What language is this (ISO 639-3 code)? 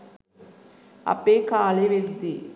sin